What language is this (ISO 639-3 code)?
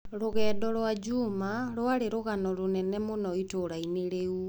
kik